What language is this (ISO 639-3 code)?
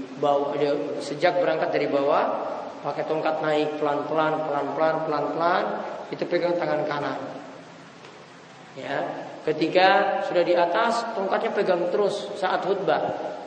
ind